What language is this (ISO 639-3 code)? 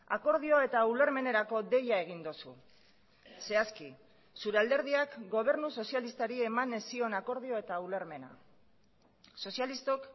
eus